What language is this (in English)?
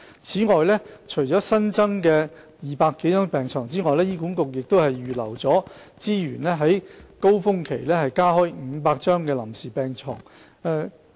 Cantonese